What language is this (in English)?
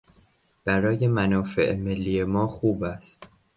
Persian